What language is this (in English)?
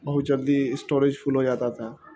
Urdu